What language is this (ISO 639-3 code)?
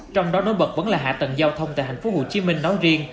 vie